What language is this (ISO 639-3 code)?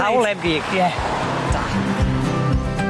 cym